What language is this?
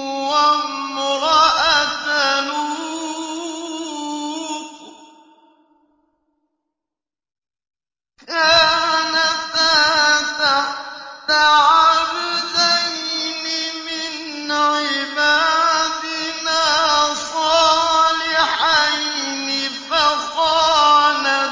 Arabic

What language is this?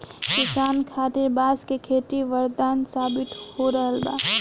Bhojpuri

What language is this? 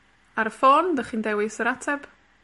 Welsh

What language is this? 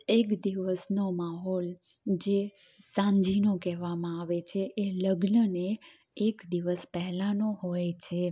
Gujarati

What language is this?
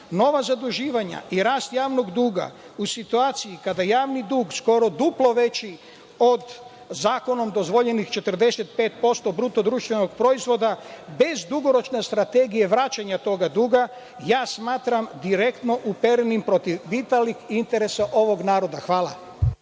Serbian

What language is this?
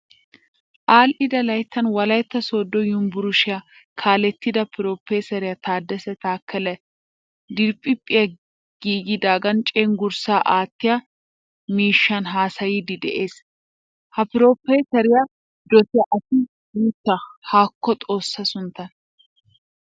Wolaytta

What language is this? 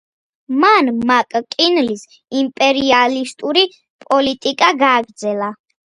Georgian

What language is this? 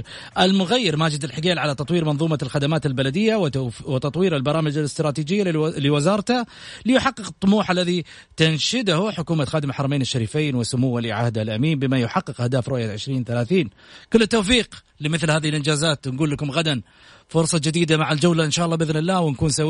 Arabic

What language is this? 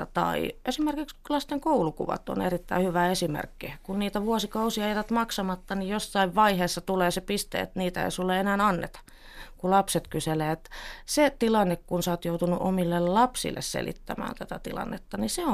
Finnish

